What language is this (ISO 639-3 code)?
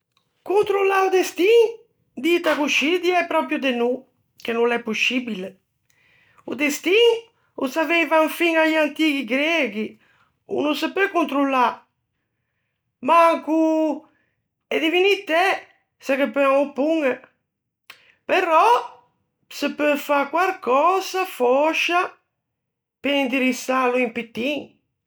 lij